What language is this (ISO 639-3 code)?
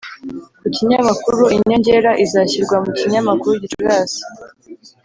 kin